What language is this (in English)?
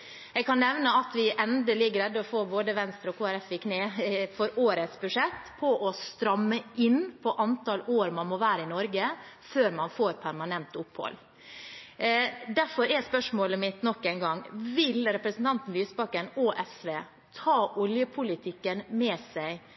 Norwegian Bokmål